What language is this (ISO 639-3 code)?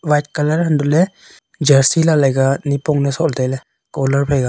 nnp